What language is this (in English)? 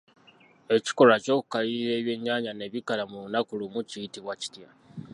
Ganda